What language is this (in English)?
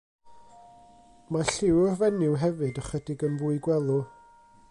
Welsh